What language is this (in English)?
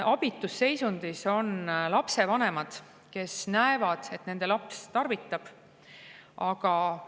Estonian